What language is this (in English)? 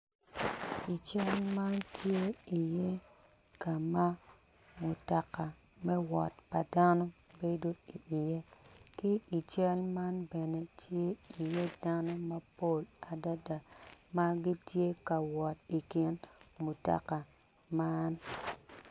Acoli